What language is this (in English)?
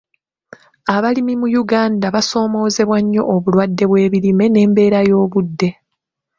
Ganda